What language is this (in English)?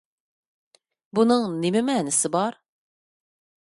Uyghur